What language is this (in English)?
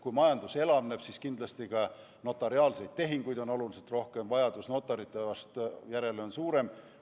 Estonian